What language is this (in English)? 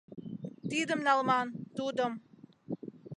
Mari